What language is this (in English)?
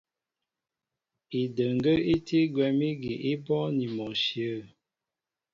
Mbo (Cameroon)